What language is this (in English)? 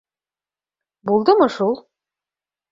Bashkir